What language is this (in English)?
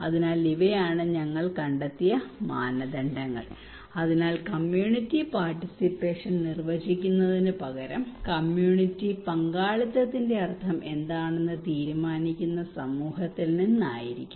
Malayalam